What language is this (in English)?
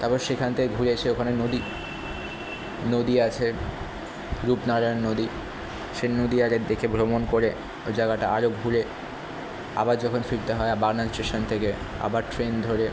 Bangla